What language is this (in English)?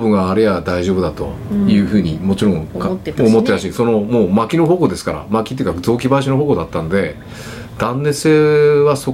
Japanese